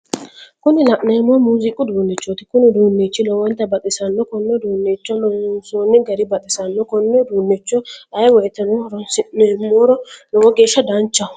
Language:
Sidamo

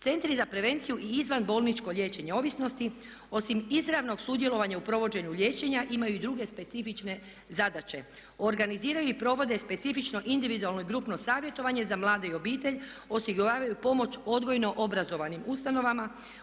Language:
Croatian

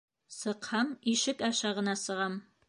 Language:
Bashkir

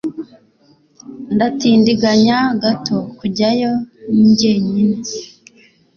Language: Kinyarwanda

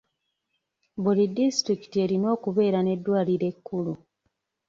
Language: Ganda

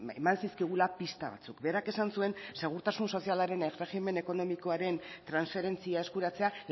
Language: Basque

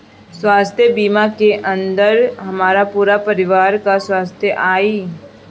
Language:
Bhojpuri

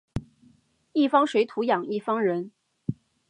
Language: Chinese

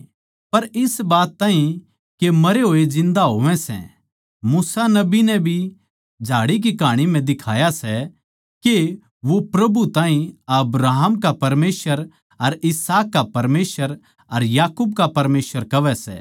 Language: Haryanvi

